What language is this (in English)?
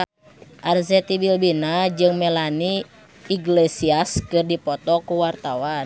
Sundanese